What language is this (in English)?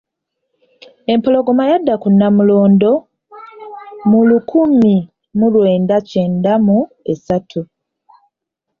Ganda